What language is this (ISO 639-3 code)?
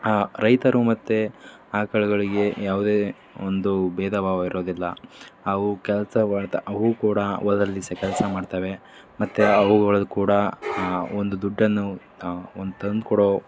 kan